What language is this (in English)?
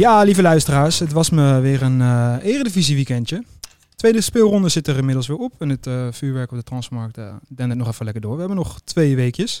Dutch